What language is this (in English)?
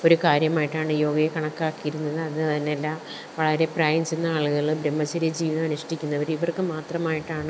Malayalam